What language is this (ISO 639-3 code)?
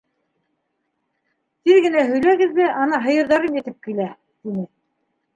bak